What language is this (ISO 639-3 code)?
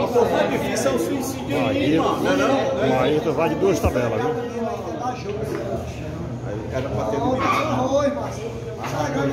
por